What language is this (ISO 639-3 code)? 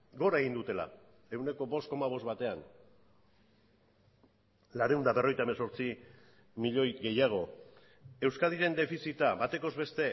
eus